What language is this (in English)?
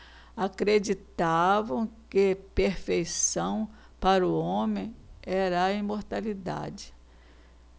Portuguese